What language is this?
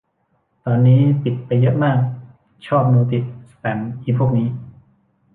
Thai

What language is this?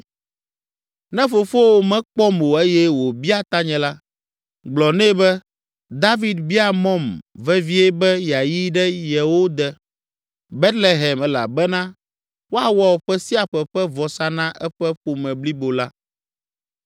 Ewe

